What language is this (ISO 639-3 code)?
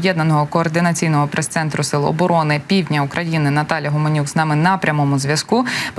ukr